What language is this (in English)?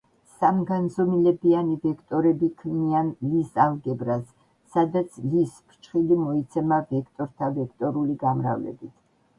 Georgian